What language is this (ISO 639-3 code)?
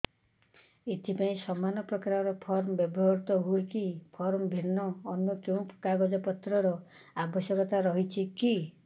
ori